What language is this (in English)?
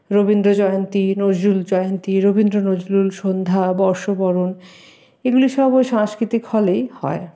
Bangla